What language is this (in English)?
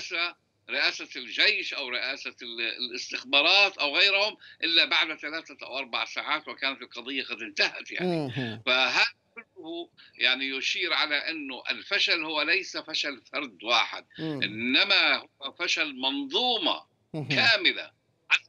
Arabic